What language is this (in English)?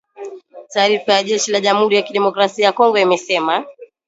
Swahili